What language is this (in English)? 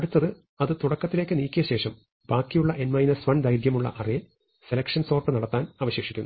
Malayalam